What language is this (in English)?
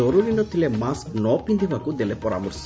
Odia